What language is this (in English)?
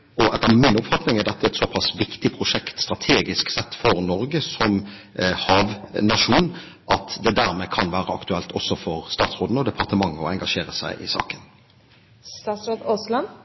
Norwegian Bokmål